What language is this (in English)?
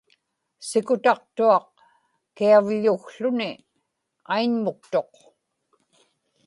Inupiaq